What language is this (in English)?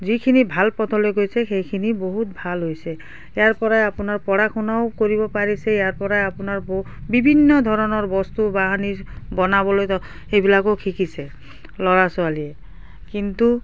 Assamese